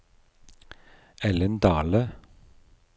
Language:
Norwegian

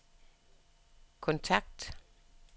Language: Danish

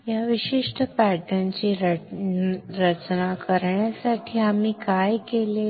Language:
Marathi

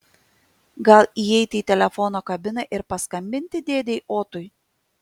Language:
Lithuanian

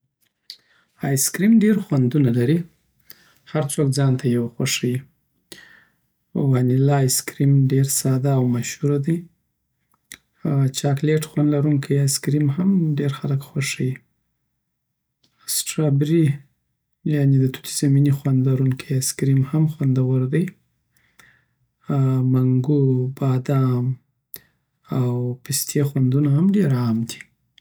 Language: Southern Pashto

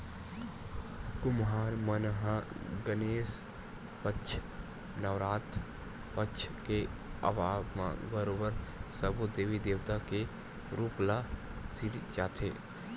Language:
Chhattisgarhi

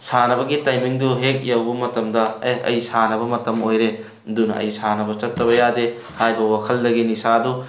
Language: Manipuri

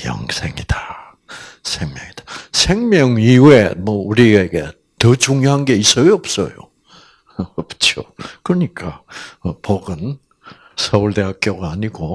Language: Korean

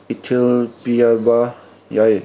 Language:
Manipuri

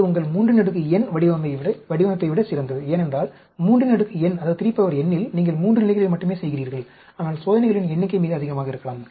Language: Tamil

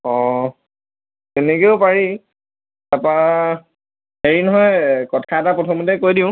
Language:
Assamese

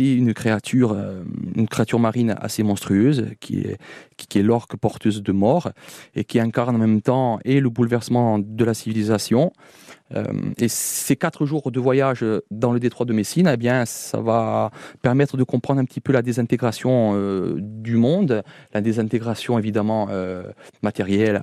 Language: French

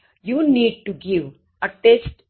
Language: Gujarati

